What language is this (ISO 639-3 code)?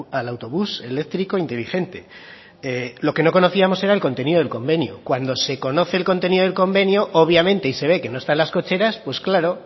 spa